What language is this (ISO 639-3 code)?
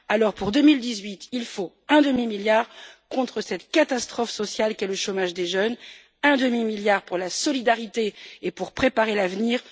fra